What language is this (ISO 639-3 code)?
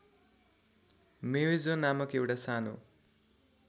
nep